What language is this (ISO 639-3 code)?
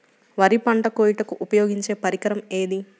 tel